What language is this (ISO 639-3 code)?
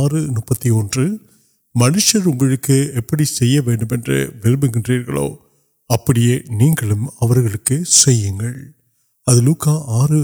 urd